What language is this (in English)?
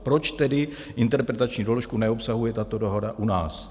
Czech